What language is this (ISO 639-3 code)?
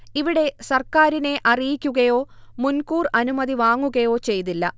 mal